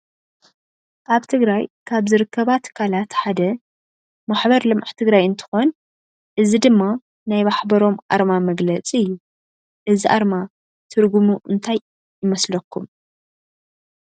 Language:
Tigrinya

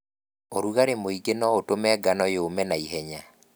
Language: Kikuyu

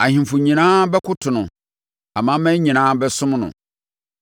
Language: Akan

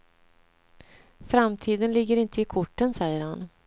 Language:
Swedish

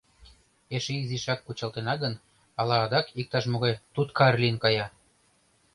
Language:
Mari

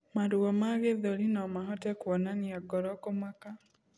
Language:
Kikuyu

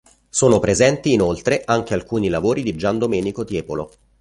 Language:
Italian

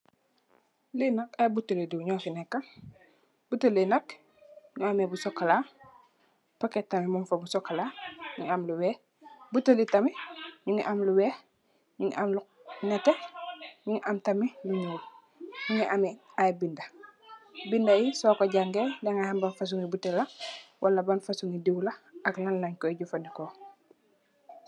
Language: Wolof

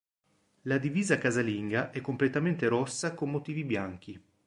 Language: Italian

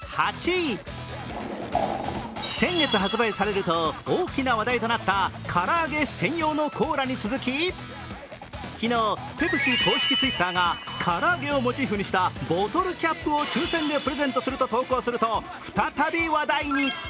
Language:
Japanese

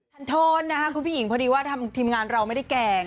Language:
Thai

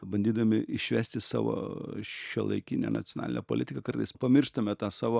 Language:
Lithuanian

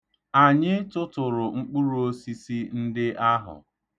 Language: Igbo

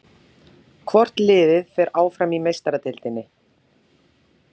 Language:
Icelandic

